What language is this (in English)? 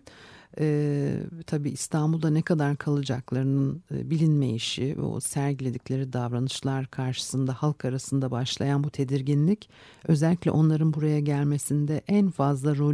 Turkish